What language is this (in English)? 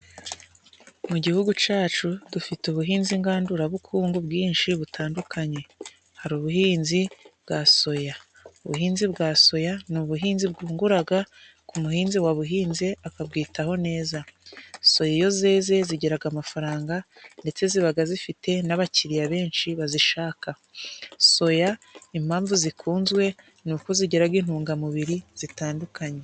Kinyarwanda